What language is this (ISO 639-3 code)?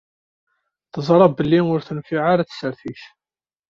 kab